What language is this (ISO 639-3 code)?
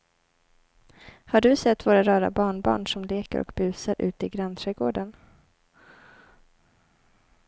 swe